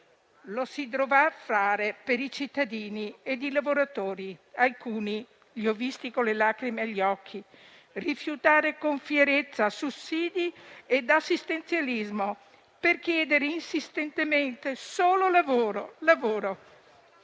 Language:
Italian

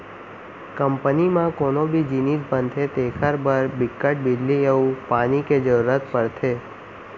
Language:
Chhattisgarhi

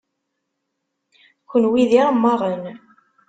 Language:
Kabyle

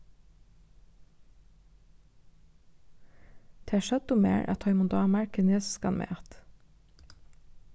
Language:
Faroese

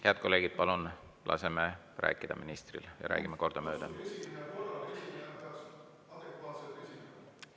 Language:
Estonian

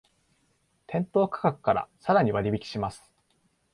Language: Japanese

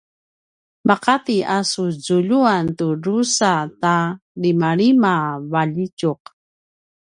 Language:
Paiwan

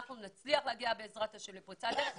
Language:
Hebrew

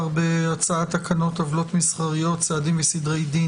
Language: Hebrew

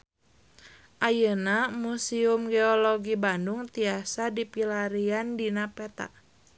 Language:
Sundanese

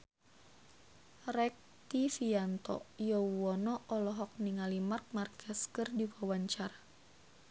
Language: Sundanese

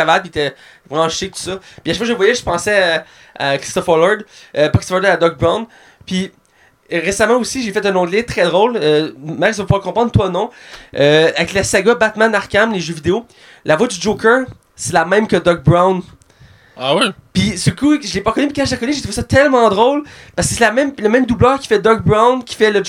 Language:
French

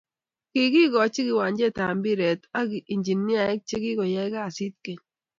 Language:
Kalenjin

